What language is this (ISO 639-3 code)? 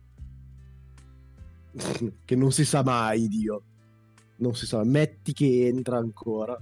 ita